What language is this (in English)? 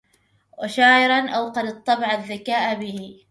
Arabic